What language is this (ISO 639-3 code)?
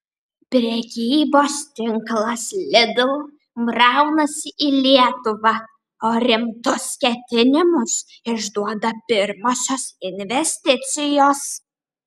lit